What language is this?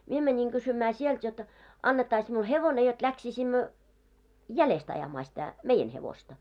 Finnish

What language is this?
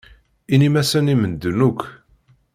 Kabyle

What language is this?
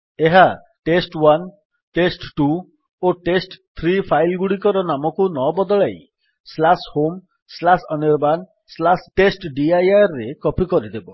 Odia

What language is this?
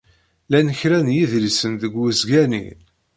Kabyle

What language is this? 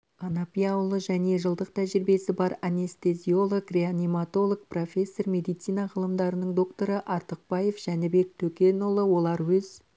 Kazakh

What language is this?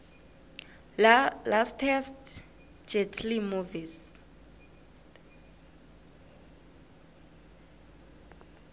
South Ndebele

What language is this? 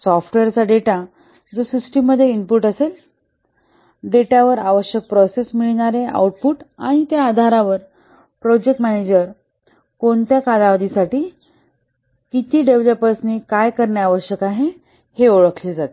Marathi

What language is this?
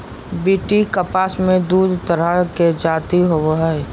Magahi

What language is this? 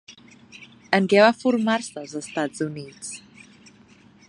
Catalan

